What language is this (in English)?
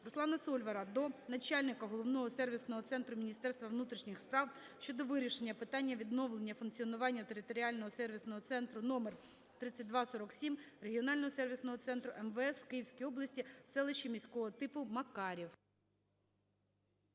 Ukrainian